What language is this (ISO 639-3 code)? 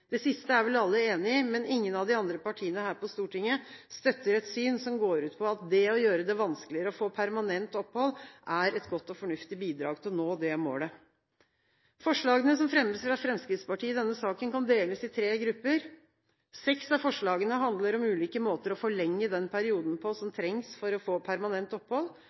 nob